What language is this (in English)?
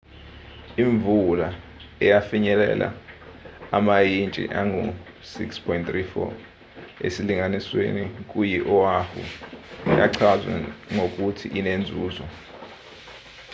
Zulu